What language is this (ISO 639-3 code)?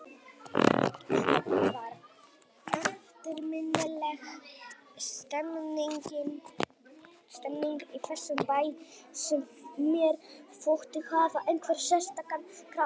isl